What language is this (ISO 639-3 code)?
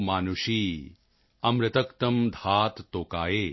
pan